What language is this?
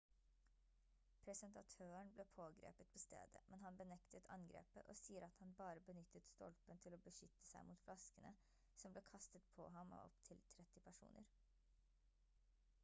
Norwegian Bokmål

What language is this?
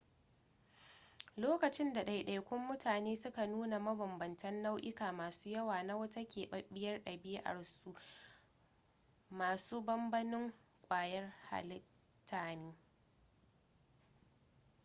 Hausa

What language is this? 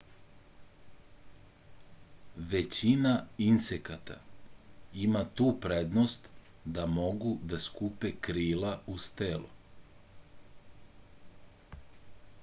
Serbian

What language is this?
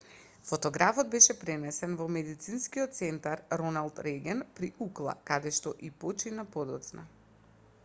Macedonian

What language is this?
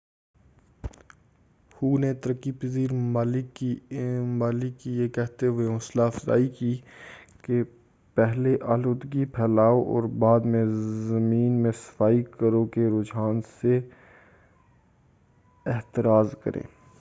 Urdu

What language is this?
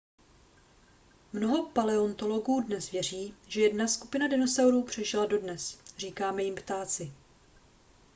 Czech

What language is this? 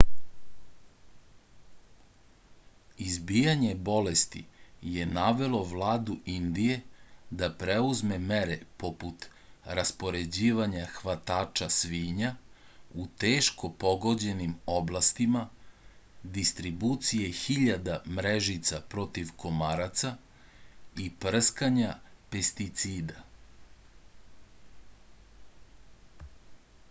Serbian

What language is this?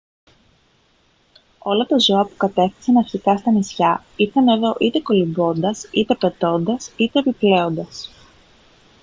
Greek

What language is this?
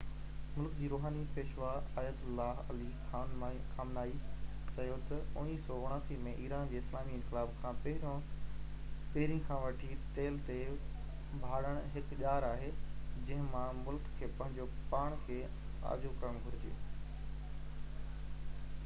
Sindhi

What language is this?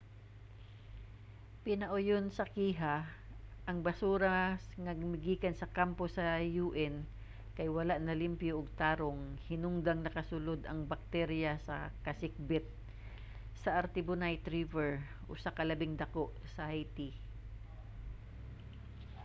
Cebuano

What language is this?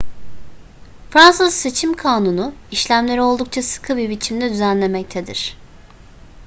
Turkish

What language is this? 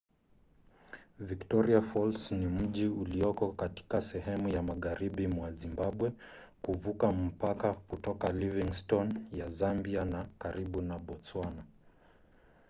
Swahili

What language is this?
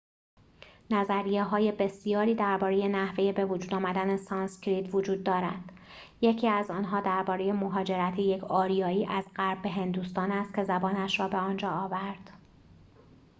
Persian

